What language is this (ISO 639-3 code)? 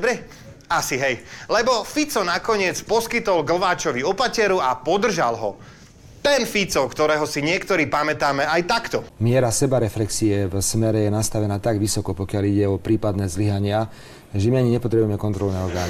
slk